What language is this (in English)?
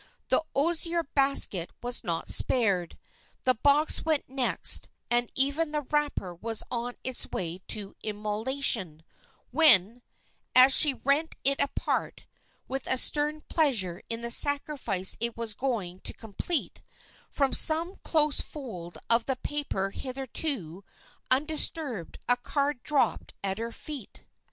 English